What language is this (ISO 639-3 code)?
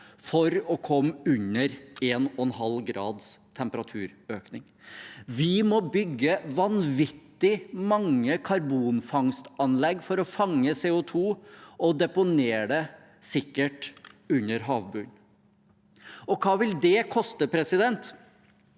nor